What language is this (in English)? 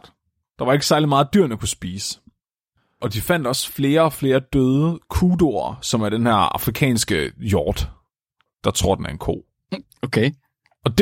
Danish